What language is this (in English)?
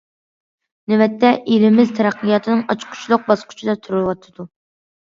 Uyghur